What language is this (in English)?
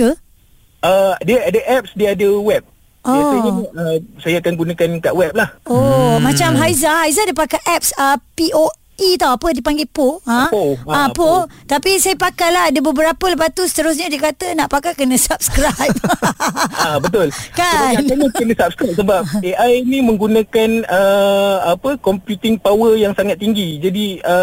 Malay